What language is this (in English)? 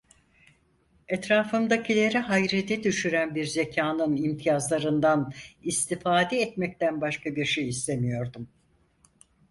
Turkish